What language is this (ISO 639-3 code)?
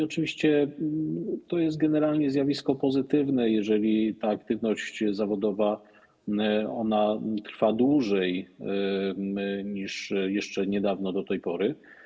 pol